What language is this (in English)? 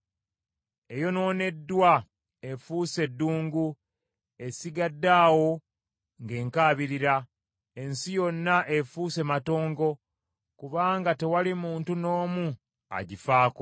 Ganda